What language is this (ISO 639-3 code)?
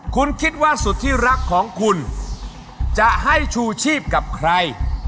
tha